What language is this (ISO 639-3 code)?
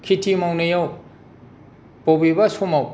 brx